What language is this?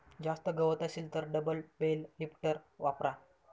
Marathi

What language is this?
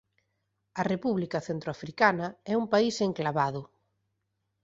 Galician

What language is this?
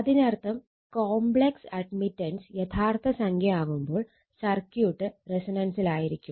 Malayalam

